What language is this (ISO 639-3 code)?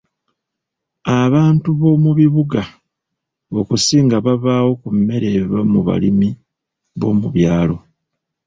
lug